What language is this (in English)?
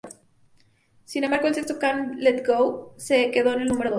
Spanish